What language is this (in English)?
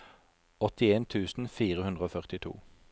Norwegian